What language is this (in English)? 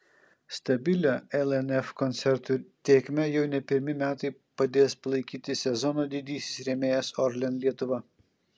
Lithuanian